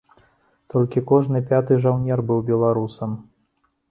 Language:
Belarusian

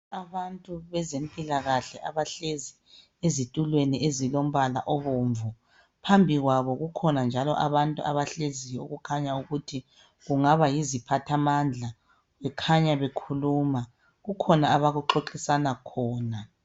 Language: North Ndebele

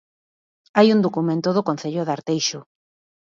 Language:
Galician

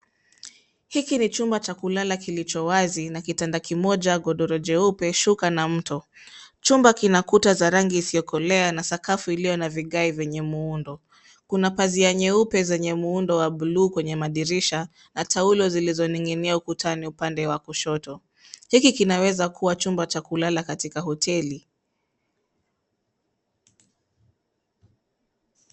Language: Swahili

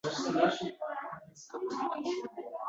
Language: Uzbek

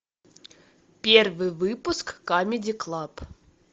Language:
Russian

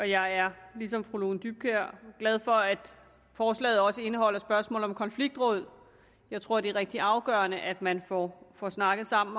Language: Danish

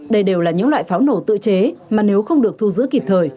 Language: Vietnamese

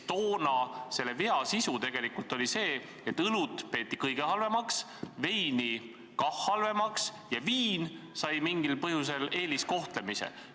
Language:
Estonian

